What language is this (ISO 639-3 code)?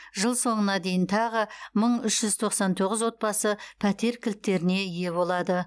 kaz